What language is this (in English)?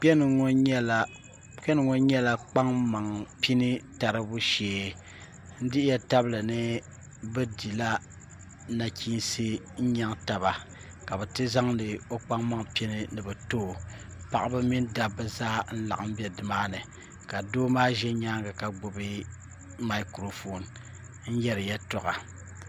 Dagbani